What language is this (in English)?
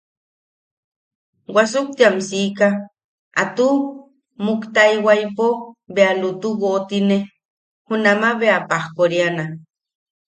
Yaqui